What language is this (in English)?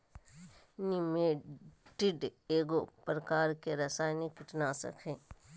Magahi